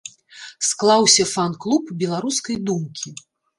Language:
Belarusian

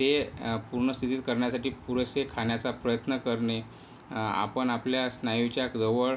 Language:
Marathi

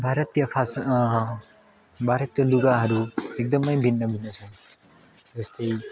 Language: Nepali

